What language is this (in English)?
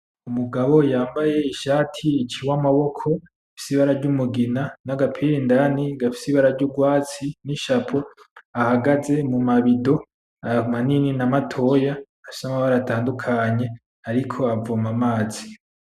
Rundi